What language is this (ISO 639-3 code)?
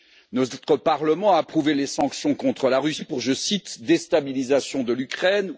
fra